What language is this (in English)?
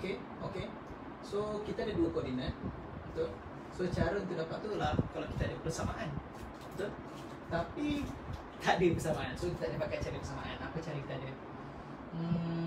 Malay